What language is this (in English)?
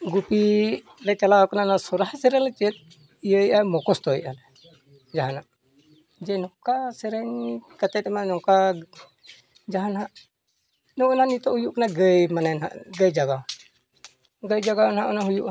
Santali